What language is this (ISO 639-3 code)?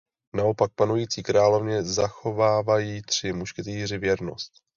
ces